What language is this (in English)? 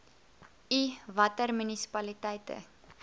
Afrikaans